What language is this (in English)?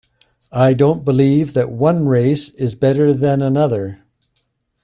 English